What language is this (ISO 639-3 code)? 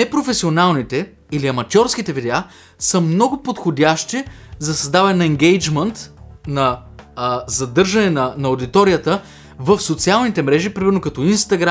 bul